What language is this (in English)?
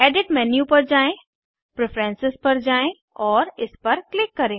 Hindi